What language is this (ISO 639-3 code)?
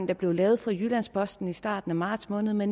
dan